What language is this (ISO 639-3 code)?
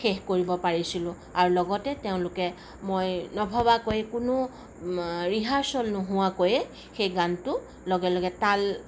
asm